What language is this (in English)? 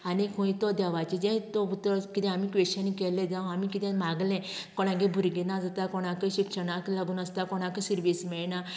Konkani